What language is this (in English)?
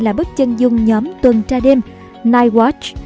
Vietnamese